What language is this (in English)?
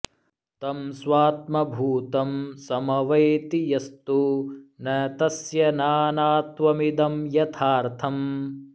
Sanskrit